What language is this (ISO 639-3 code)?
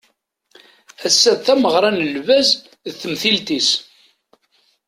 kab